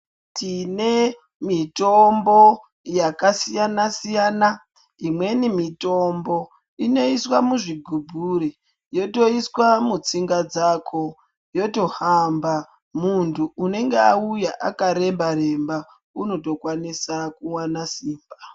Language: Ndau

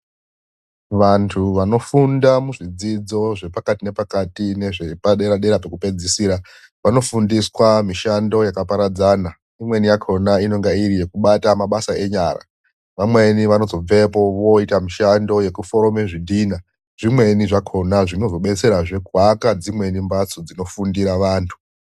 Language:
Ndau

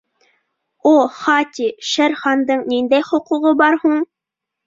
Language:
Bashkir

